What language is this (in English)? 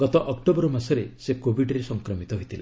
Odia